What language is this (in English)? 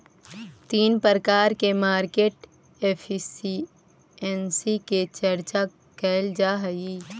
Magahi